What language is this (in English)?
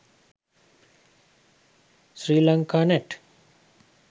Sinhala